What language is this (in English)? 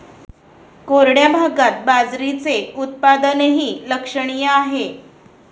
Marathi